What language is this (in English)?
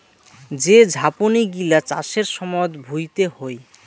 Bangla